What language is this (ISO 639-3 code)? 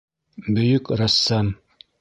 bak